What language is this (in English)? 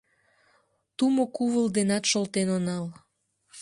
Mari